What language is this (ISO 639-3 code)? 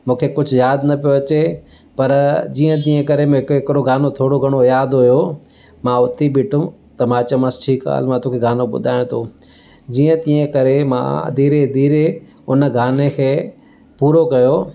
snd